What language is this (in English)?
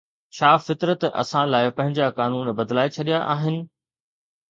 Sindhi